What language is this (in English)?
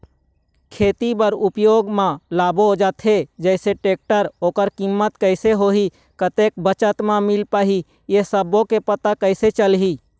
Chhattisgarhi